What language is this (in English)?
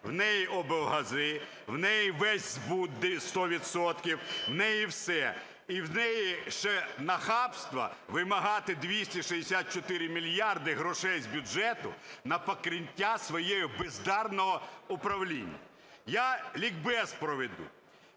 Ukrainian